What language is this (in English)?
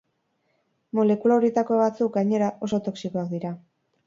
Basque